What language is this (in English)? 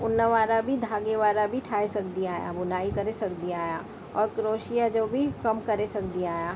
Sindhi